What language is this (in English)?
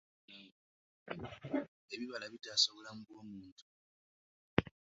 Ganda